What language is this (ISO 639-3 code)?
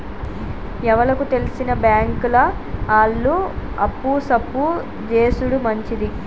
tel